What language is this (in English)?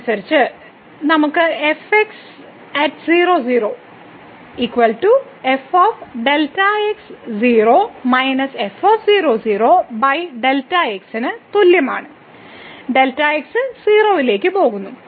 Malayalam